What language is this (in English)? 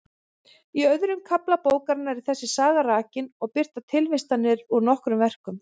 Icelandic